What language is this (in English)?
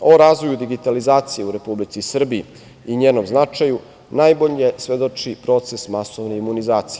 Serbian